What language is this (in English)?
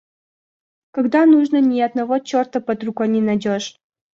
Russian